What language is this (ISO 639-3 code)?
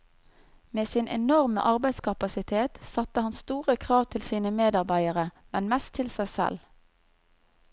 nor